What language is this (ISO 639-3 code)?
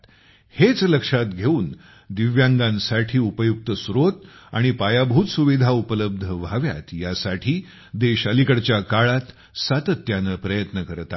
mar